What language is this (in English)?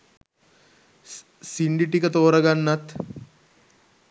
Sinhala